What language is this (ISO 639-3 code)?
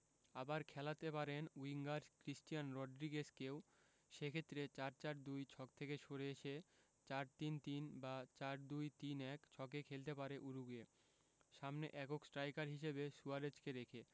ben